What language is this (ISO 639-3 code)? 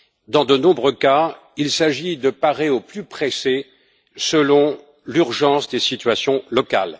fra